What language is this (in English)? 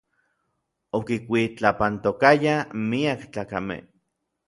Orizaba Nahuatl